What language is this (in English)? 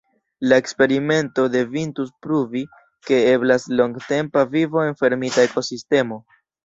Esperanto